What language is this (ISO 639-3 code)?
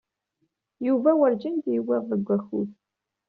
kab